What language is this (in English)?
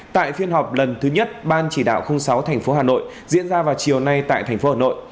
Vietnamese